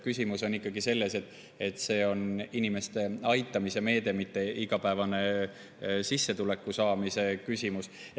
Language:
Estonian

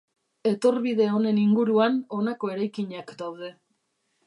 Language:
Basque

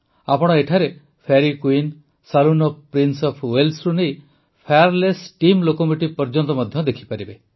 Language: Odia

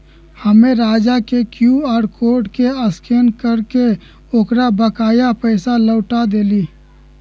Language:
Magahi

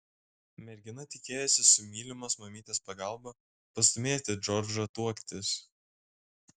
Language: Lithuanian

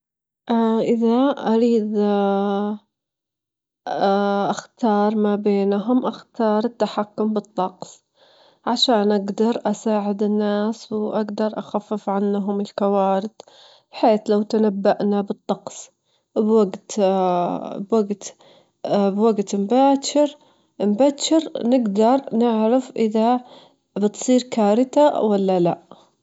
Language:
Gulf Arabic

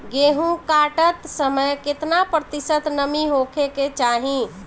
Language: Bhojpuri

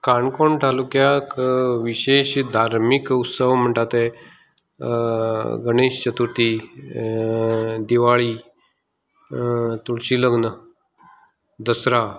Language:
Konkani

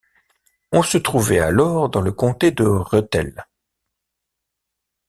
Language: French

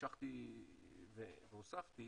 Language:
Hebrew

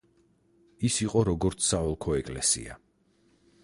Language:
Georgian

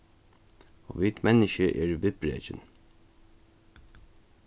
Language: Faroese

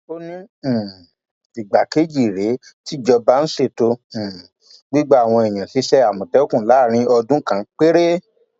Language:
Yoruba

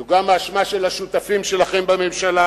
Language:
Hebrew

